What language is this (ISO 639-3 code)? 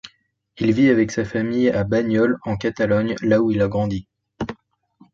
fra